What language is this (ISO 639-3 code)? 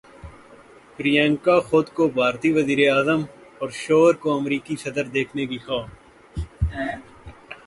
urd